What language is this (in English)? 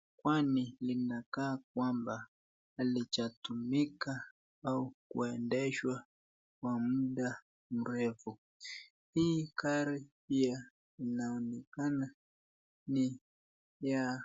Swahili